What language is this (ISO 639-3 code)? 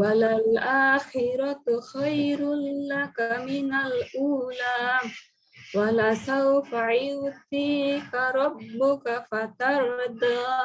ind